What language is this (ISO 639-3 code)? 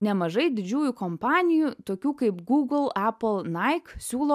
lit